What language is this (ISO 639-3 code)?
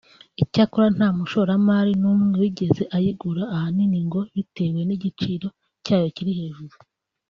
kin